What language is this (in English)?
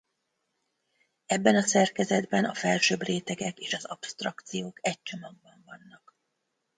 Hungarian